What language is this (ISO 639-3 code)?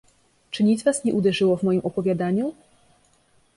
pol